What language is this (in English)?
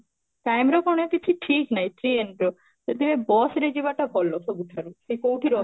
Odia